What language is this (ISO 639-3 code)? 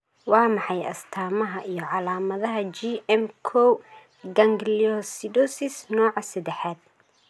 som